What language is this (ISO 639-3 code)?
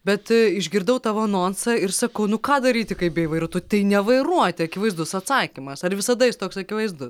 lit